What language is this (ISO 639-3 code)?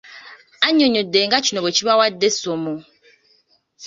lug